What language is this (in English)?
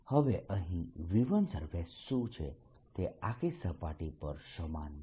Gujarati